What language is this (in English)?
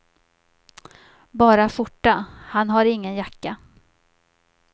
Swedish